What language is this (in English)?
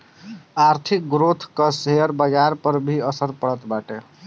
Bhojpuri